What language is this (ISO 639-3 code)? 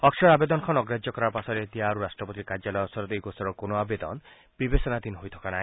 asm